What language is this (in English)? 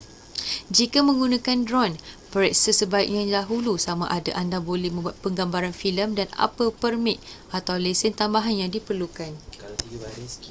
Malay